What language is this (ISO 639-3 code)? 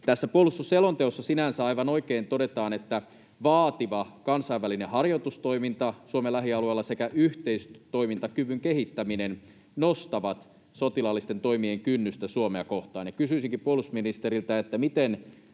fin